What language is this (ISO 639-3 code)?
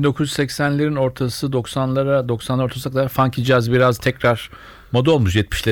tur